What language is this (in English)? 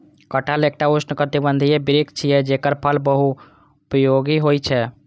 Maithili